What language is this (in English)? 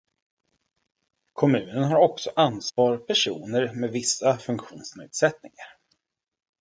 Swedish